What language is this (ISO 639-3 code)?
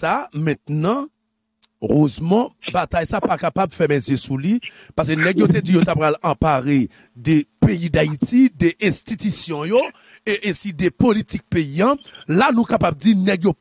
fra